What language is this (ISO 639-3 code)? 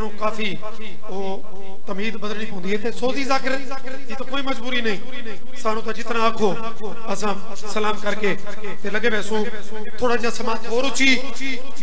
pan